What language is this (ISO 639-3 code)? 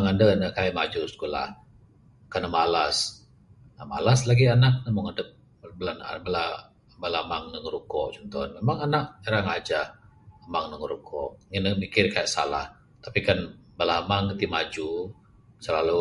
sdo